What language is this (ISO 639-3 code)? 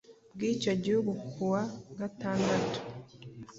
kin